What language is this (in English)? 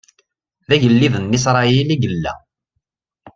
Kabyle